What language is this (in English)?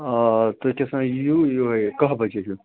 Kashmiri